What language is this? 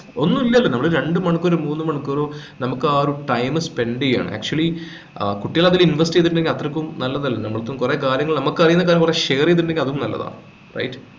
Malayalam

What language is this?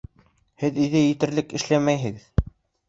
Bashkir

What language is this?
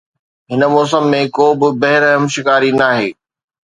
Sindhi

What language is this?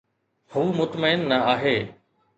Sindhi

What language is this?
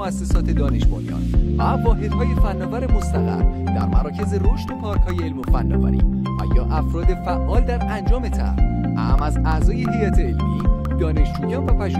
Persian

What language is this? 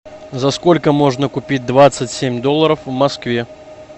Russian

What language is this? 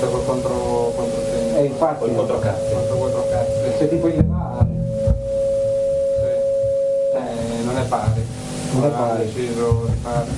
Italian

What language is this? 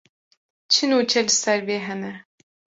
Kurdish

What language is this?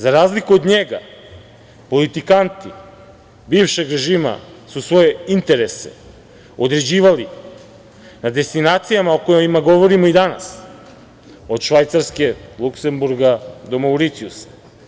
Serbian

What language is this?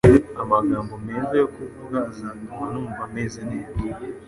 Kinyarwanda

